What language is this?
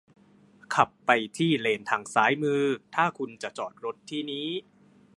Thai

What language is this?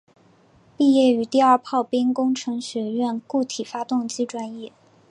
Chinese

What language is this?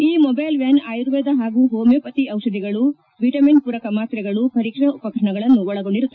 Kannada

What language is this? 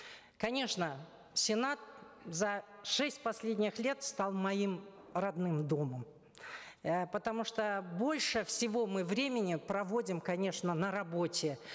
Kazakh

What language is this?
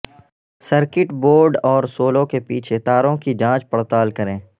Urdu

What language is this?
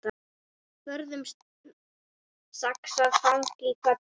Icelandic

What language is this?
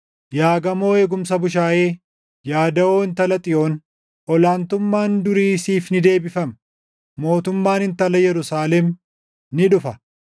Oromo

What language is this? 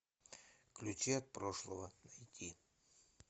Russian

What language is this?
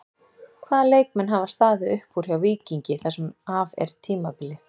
Icelandic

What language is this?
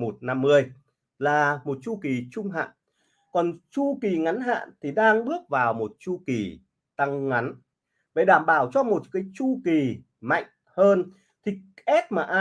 Vietnamese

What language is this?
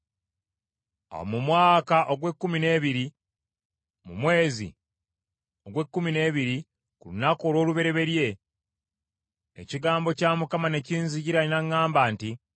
Ganda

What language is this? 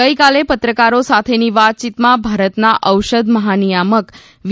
Gujarati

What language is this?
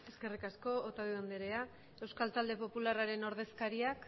Basque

